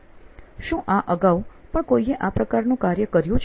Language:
Gujarati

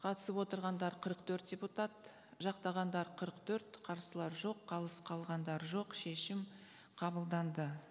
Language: Kazakh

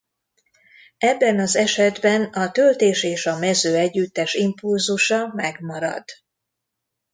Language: Hungarian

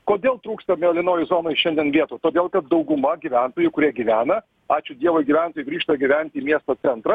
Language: Lithuanian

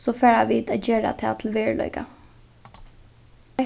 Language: Faroese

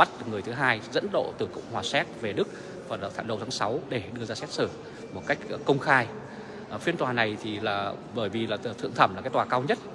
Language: Vietnamese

